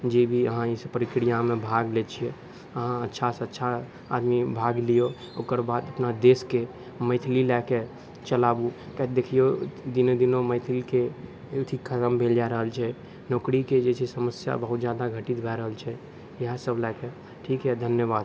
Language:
Maithili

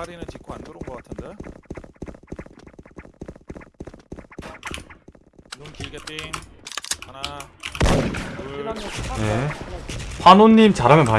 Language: Korean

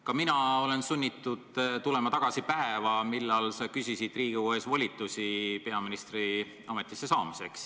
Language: Estonian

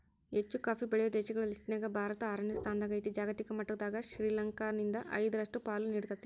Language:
Kannada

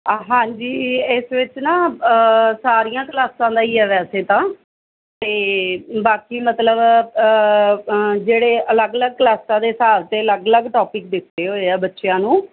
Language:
Punjabi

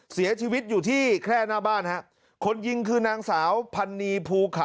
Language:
Thai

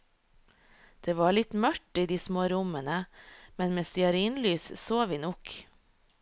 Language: Norwegian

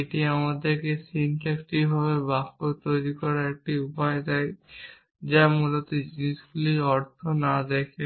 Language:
Bangla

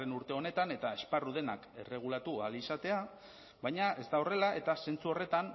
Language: Basque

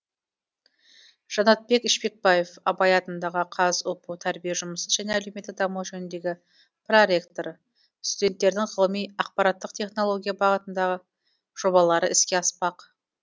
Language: Kazakh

